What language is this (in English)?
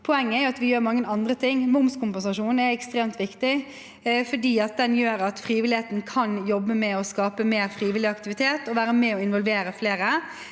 Norwegian